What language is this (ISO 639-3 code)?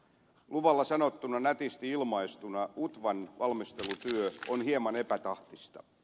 fin